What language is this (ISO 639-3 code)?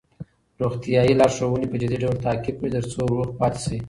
pus